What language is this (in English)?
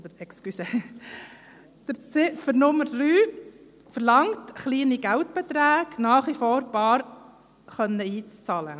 Swiss German